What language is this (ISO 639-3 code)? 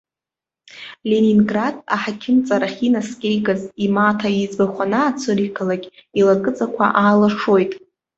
abk